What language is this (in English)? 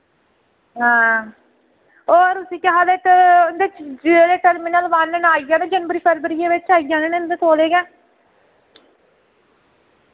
Dogri